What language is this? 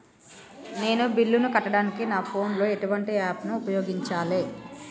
Telugu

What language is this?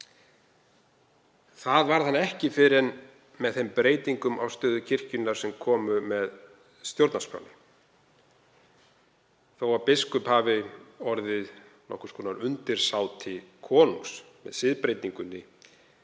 Icelandic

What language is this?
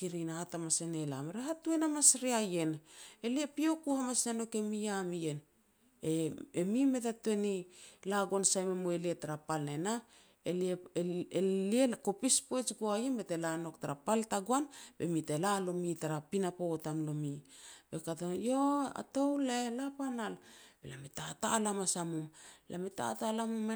Petats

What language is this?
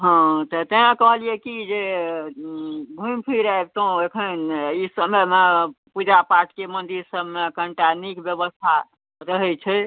Maithili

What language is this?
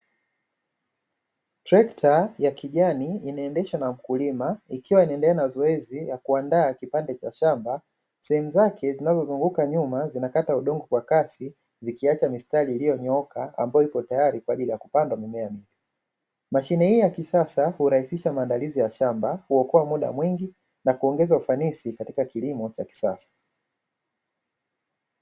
Swahili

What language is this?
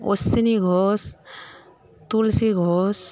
Bangla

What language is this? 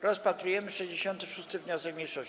Polish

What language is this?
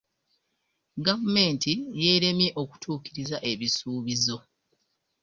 Ganda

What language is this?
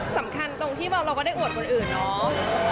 Thai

